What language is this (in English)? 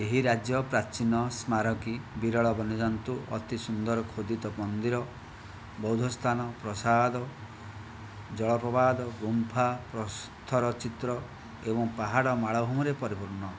Odia